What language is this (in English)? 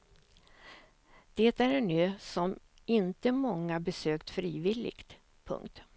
Swedish